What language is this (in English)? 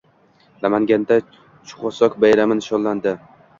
Uzbek